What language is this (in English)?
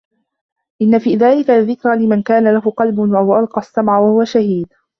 Arabic